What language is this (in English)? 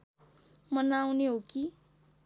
Nepali